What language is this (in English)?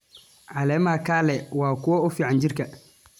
Somali